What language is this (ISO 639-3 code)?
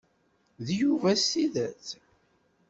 kab